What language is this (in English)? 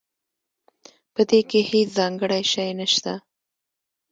Pashto